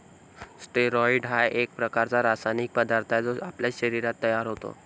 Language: Marathi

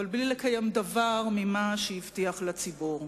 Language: Hebrew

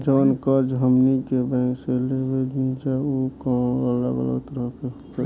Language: Bhojpuri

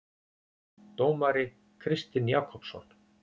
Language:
Icelandic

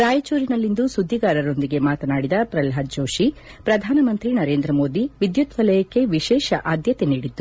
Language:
Kannada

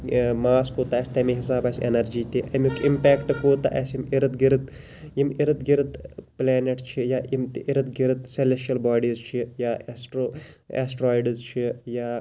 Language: Kashmiri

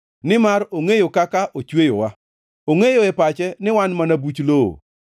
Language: Luo (Kenya and Tanzania)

